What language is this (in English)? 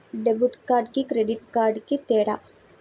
Telugu